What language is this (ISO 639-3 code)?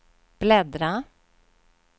swe